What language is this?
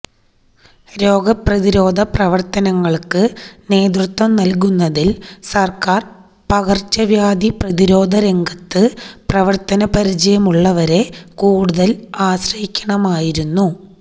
Malayalam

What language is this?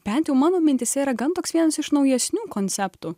Lithuanian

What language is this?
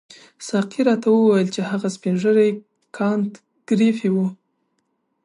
Pashto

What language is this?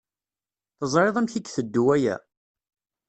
Kabyle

